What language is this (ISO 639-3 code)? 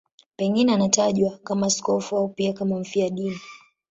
swa